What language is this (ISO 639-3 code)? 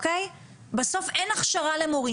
heb